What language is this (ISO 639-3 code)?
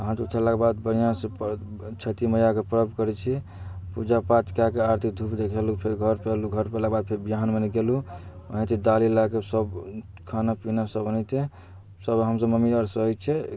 mai